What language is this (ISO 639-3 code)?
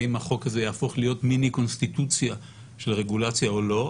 heb